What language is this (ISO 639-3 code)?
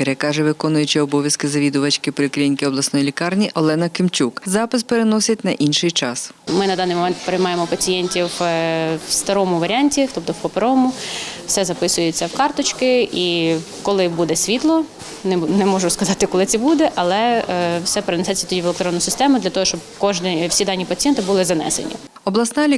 ukr